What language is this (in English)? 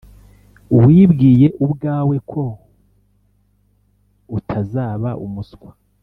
Kinyarwanda